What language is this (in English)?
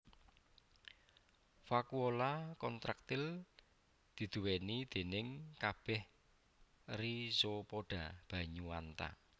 Javanese